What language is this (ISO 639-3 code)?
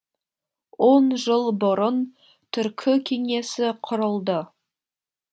kaz